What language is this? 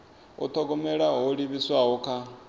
Venda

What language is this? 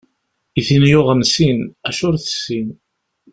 Kabyle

